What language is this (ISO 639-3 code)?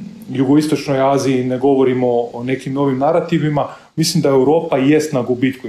hrv